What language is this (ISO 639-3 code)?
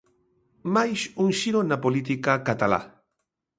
glg